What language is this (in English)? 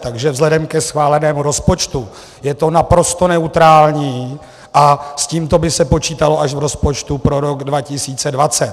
Czech